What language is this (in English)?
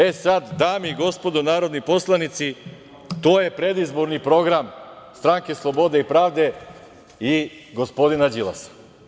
Serbian